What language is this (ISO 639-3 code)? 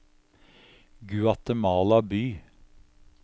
nor